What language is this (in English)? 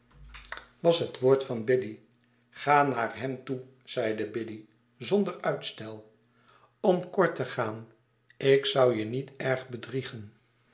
Dutch